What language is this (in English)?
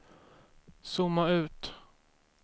Swedish